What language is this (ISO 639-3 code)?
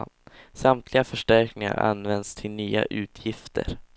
swe